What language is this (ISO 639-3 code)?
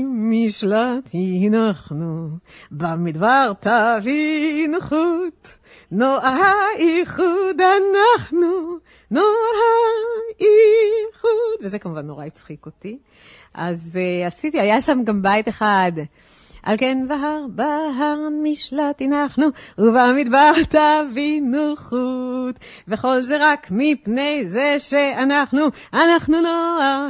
heb